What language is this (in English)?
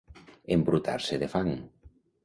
Catalan